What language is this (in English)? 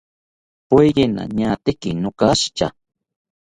South Ucayali Ashéninka